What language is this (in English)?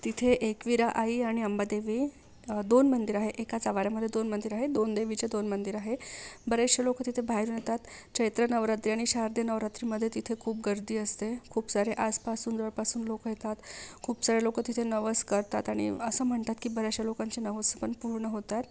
Marathi